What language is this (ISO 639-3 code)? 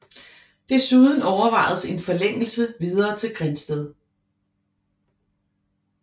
dan